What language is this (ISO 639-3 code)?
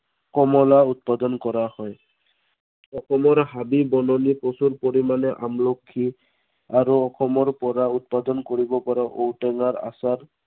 asm